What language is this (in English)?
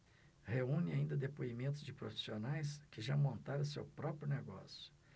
Portuguese